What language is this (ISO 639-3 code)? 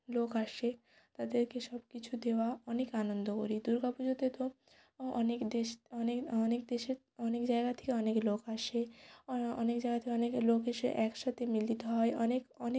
ben